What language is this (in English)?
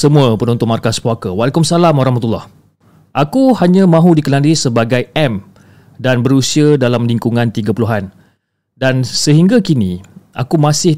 Malay